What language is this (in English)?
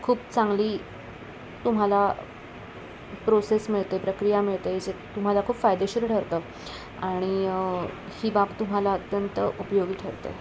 Marathi